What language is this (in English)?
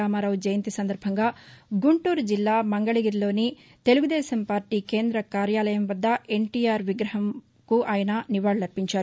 Telugu